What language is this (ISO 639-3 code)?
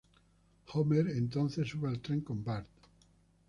spa